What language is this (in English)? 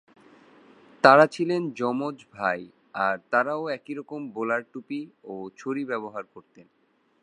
Bangla